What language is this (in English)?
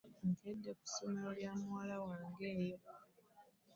Ganda